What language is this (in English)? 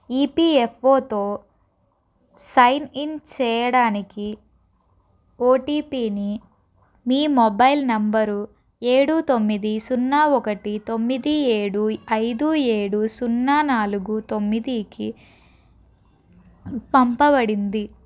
Telugu